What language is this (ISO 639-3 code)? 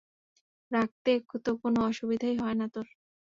ben